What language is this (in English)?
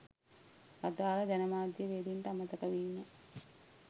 Sinhala